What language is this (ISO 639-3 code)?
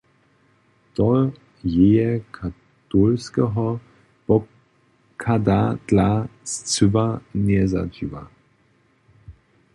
hsb